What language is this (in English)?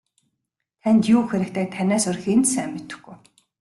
Mongolian